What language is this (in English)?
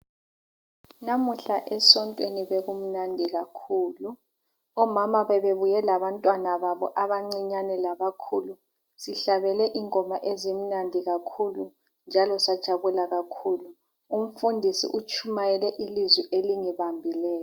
North Ndebele